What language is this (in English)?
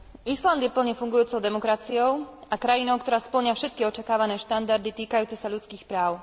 Slovak